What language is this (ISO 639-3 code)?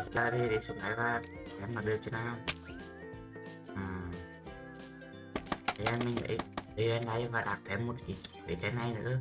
vie